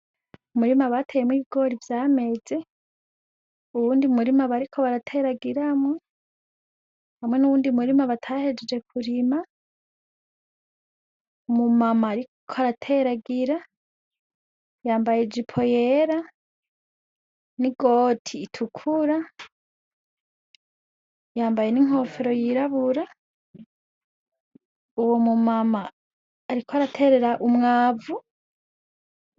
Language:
Rundi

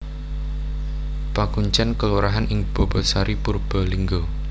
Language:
Javanese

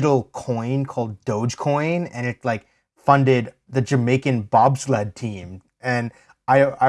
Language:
English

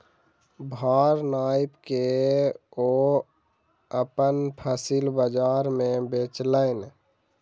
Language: Maithili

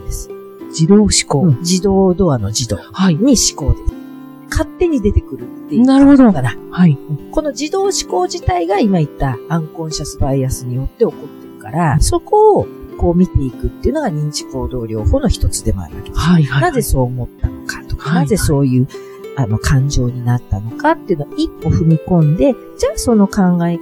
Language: Japanese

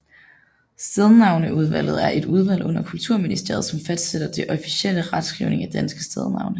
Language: Danish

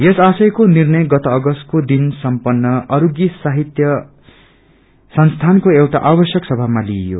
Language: Nepali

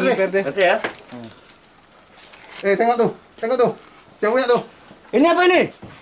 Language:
Indonesian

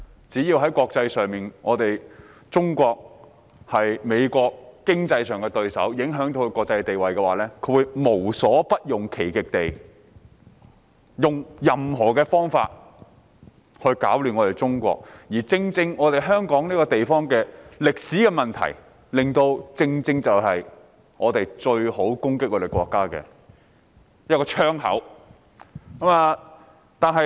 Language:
Cantonese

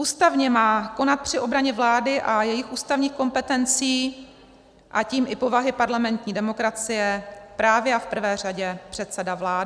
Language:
Czech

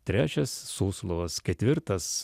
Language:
Lithuanian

